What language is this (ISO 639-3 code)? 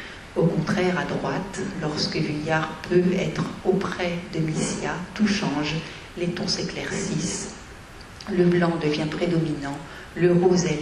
fra